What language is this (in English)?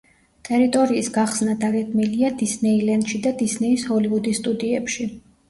Georgian